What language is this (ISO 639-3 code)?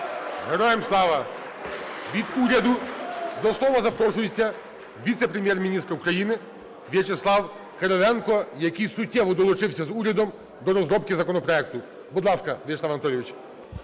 ukr